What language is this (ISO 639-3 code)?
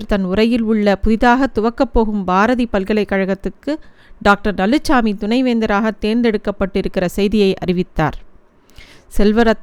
tam